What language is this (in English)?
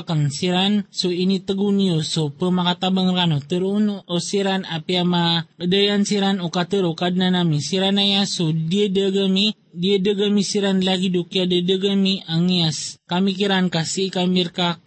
Filipino